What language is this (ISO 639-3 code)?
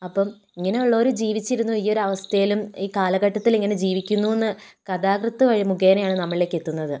mal